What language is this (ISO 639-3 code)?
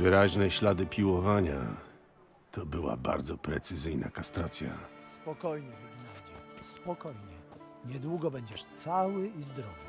pol